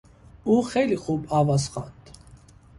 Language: Persian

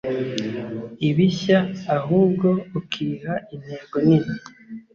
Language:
Kinyarwanda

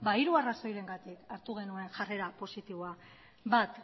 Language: Basque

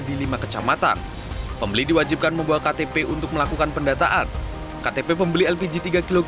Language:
Indonesian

